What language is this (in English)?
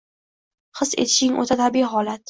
Uzbek